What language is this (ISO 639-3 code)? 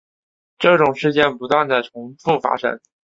zho